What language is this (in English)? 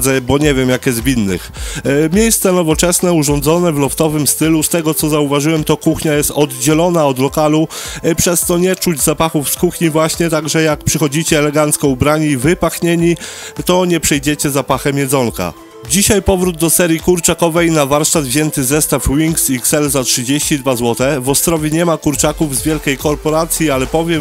Polish